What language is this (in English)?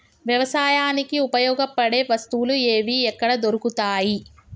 Telugu